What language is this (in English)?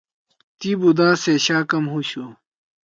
Torwali